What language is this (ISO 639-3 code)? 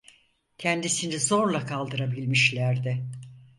tur